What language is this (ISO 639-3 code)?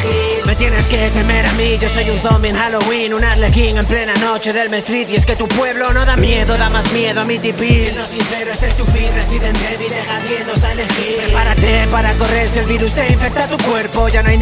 spa